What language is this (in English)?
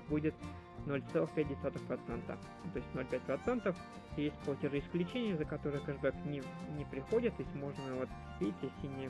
Russian